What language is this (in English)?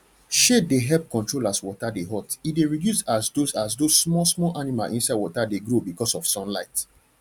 Nigerian Pidgin